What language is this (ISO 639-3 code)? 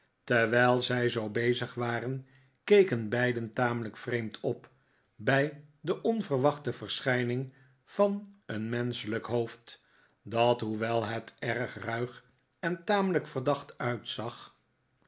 nld